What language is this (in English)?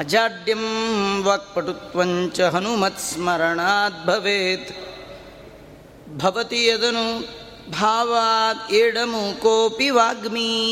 Kannada